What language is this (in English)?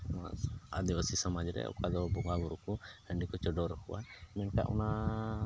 Santali